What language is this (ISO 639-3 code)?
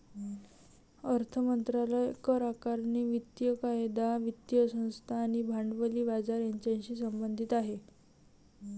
mar